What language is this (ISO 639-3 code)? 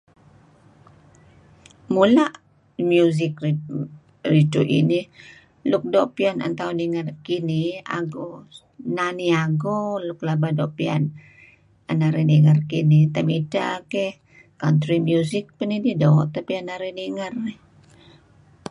kzi